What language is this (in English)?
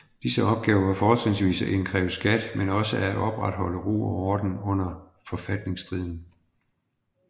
Danish